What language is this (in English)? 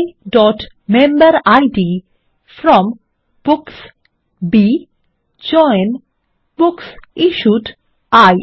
Bangla